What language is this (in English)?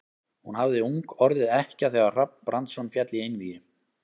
Icelandic